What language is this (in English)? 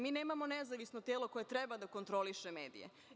Serbian